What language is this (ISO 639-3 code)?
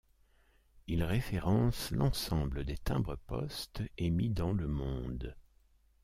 fra